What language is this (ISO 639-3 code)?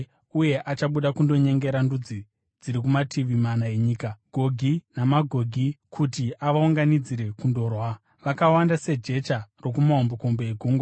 sna